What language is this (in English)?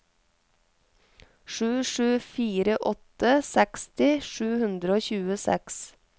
Norwegian